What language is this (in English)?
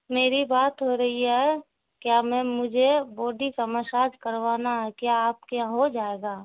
Urdu